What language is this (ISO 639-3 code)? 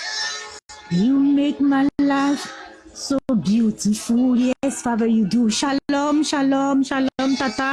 fra